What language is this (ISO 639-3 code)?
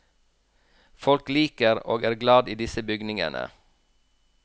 nor